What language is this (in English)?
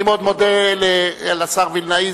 Hebrew